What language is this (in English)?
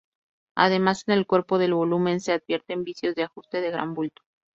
Spanish